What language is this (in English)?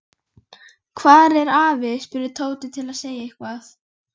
Icelandic